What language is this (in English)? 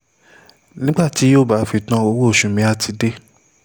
Yoruba